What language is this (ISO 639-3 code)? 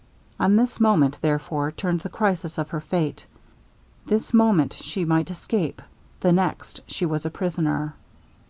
eng